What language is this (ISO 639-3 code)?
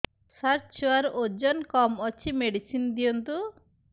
ori